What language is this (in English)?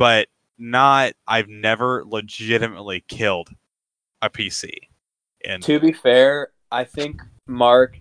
English